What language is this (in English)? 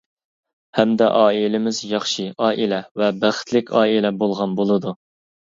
Uyghur